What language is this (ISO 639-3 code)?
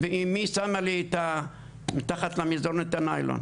heb